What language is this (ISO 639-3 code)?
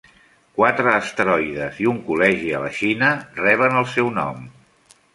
cat